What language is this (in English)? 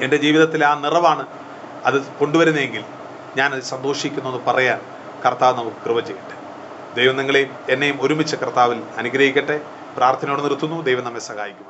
Malayalam